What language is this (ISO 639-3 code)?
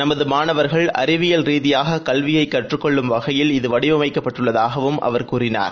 tam